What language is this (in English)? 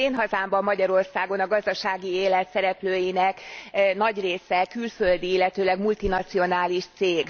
Hungarian